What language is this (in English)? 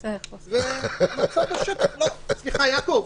Hebrew